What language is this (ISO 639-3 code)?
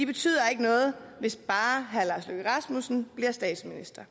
dan